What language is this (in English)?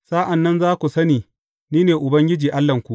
Hausa